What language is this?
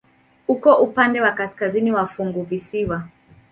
Swahili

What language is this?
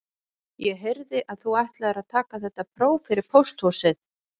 Icelandic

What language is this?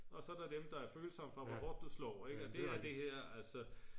Danish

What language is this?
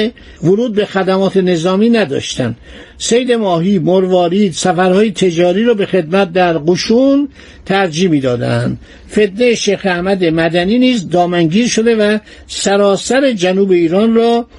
Persian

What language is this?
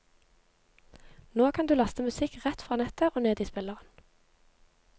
Norwegian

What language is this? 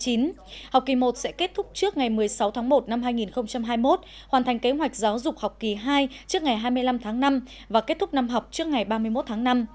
Vietnamese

